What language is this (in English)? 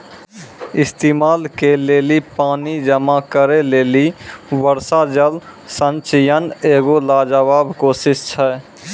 Maithili